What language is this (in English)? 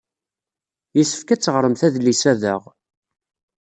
Kabyle